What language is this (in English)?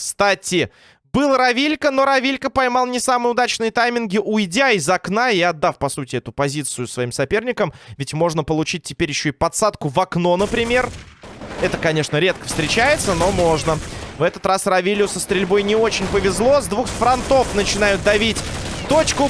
Russian